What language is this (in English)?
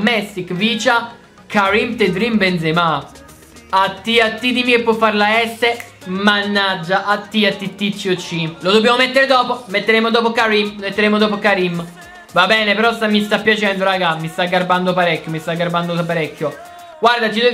Italian